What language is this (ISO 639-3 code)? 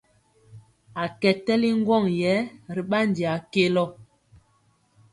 mcx